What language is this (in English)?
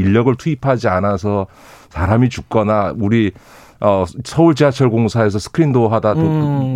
Korean